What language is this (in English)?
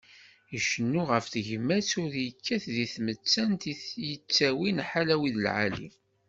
Kabyle